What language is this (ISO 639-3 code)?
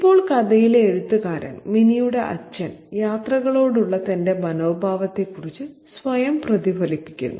mal